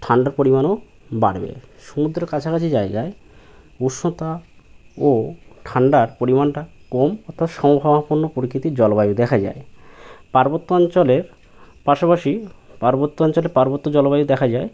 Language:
Bangla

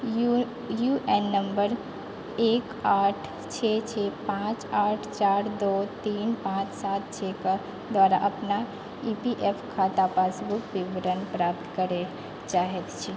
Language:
Maithili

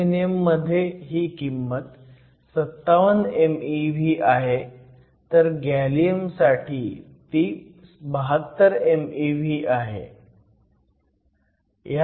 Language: Marathi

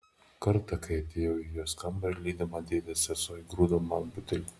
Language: Lithuanian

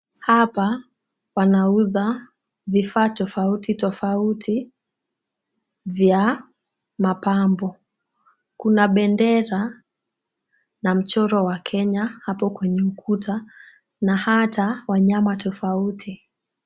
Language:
Swahili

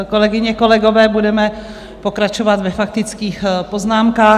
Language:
Czech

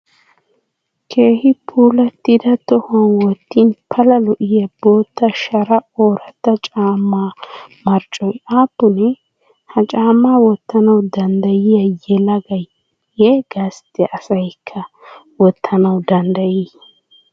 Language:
Wolaytta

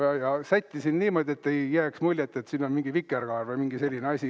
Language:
Estonian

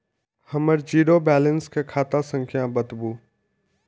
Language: Maithili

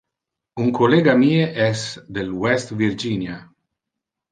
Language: Interlingua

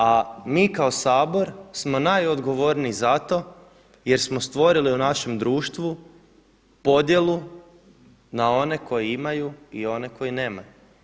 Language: Croatian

